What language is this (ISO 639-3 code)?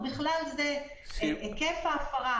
heb